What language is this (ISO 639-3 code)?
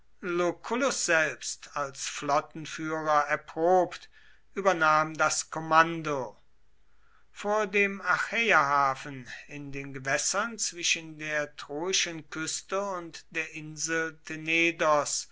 deu